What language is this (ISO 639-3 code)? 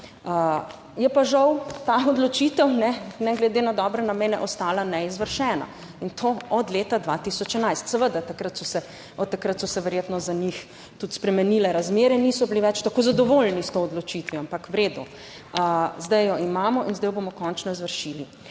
slv